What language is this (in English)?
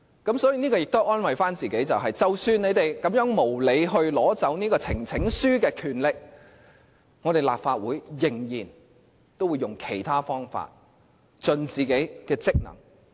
Cantonese